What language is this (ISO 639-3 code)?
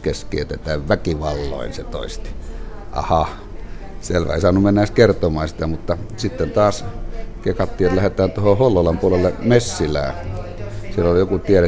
fin